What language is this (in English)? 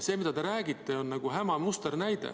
Estonian